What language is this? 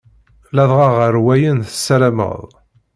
Kabyle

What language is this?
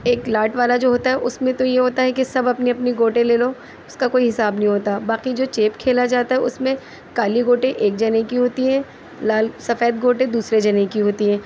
Urdu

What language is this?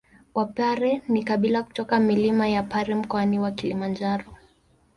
Swahili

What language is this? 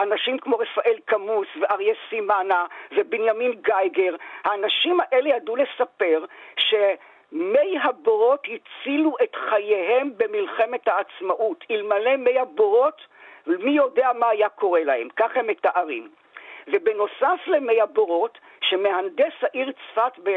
Hebrew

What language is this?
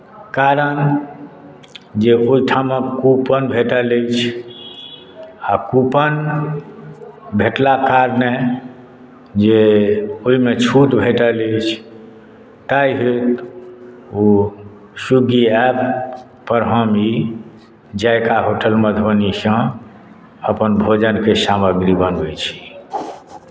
Maithili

